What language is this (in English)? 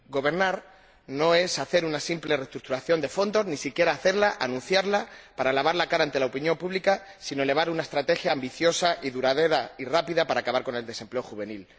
Spanish